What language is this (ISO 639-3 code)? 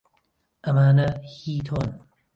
ckb